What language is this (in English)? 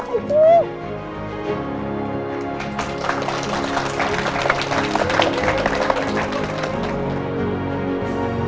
Indonesian